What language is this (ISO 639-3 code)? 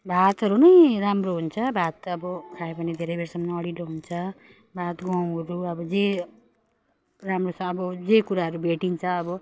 nep